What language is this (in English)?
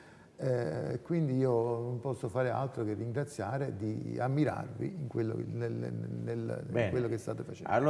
Italian